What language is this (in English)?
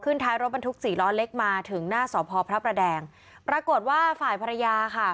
Thai